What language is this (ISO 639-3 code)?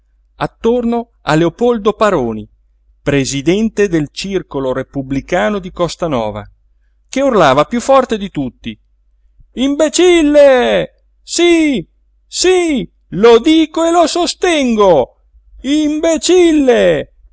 ita